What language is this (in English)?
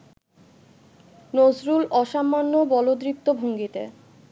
Bangla